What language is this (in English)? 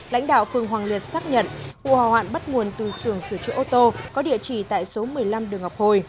Vietnamese